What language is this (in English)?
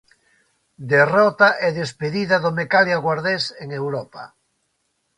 Galician